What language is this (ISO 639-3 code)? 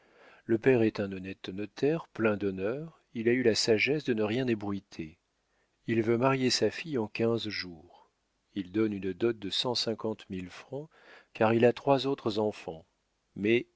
fra